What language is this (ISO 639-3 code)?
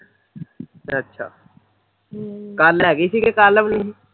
pan